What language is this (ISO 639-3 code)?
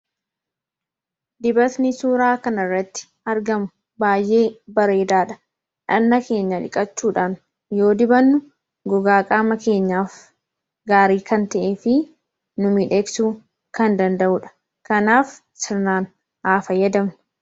orm